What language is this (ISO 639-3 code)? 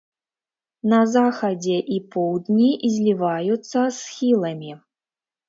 bel